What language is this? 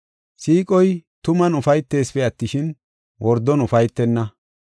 Gofa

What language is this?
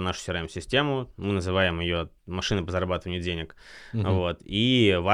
Russian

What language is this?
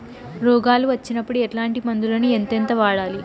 Telugu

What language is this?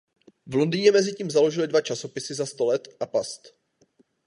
Czech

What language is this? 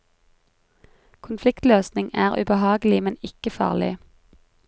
Norwegian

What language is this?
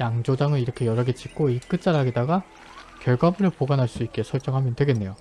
Korean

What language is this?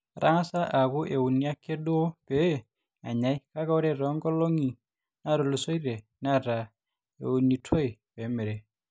Masai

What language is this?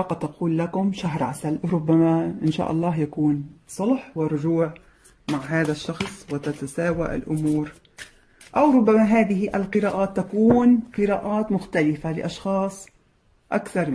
Arabic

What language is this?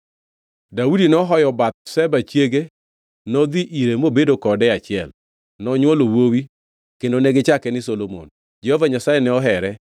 Luo (Kenya and Tanzania)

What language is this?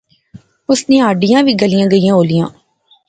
Pahari-Potwari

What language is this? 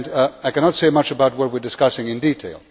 English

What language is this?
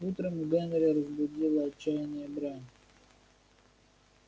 Russian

